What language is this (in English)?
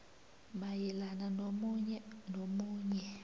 South Ndebele